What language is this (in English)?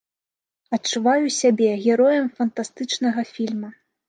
Belarusian